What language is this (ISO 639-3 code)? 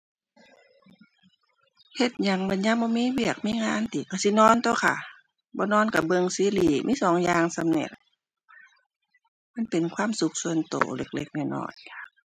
tha